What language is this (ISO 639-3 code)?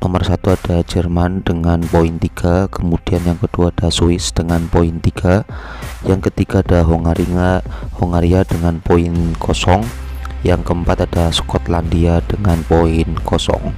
ind